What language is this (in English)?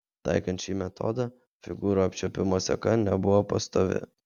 Lithuanian